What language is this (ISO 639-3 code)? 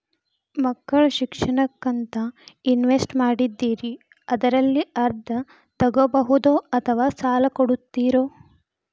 kan